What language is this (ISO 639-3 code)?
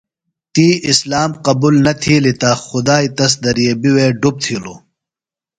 phl